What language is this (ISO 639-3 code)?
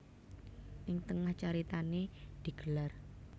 jav